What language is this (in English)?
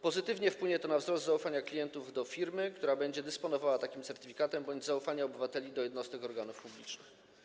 Polish